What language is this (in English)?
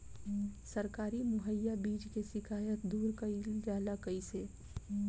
Bhojpuri